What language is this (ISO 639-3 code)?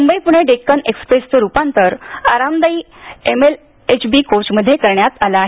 mar